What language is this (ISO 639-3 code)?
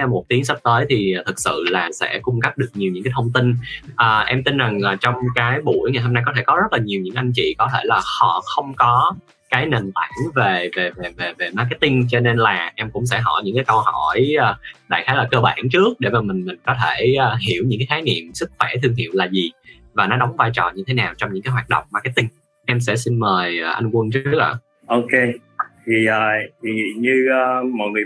vie